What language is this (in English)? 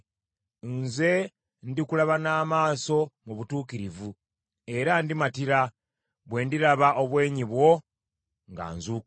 Ganda